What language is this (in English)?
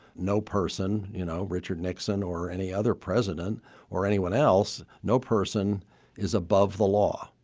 English